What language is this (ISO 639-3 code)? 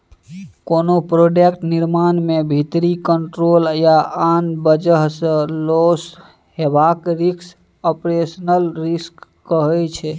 mai